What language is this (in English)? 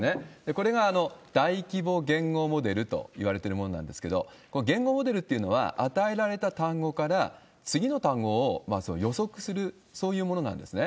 Japanese